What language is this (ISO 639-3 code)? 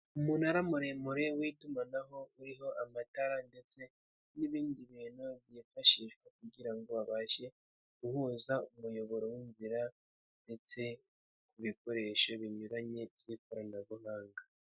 kin